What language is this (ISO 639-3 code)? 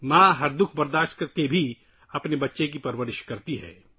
urd